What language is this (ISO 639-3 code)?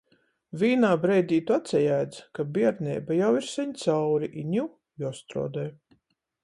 ltg